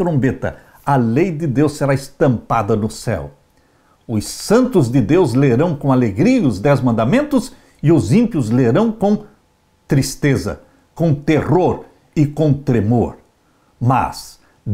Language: Portuguese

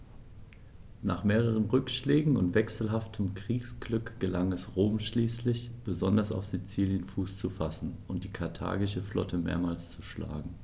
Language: German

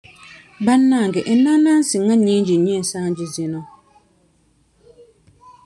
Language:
Ganda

